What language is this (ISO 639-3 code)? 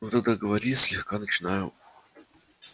rus